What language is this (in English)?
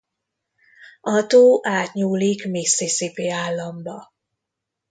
Hungarian